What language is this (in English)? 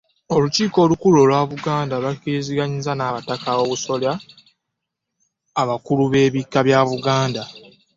Ganda